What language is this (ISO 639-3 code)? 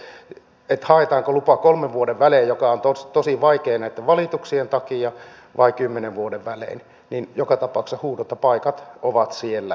fin